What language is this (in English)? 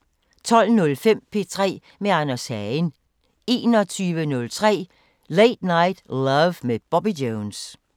Danish